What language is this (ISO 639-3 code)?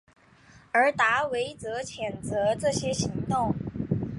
zho